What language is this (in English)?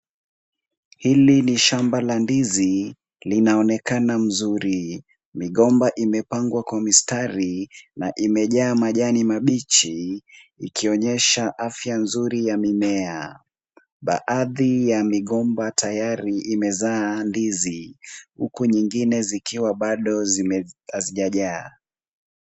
Swahili